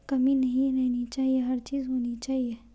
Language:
Urdu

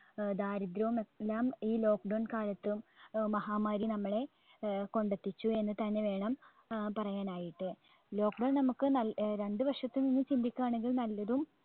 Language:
Malayalam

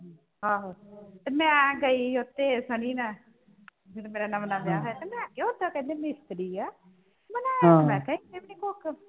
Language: Punjabi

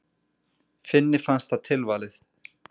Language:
Icelandic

